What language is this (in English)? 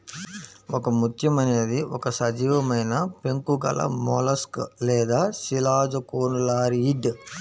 Telugu